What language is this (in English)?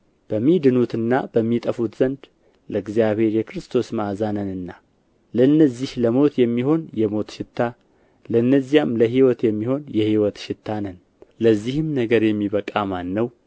Amharic